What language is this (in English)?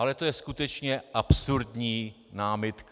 Czech